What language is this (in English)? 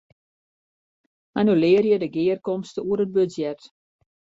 Western Frisian